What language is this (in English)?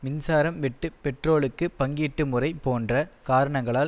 Tamil